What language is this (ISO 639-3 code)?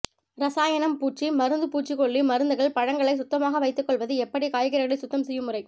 tam